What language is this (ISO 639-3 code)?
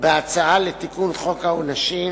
heb